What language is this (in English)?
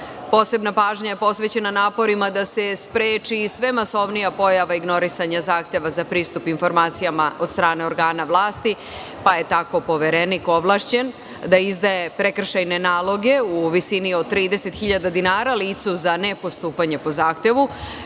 Serbian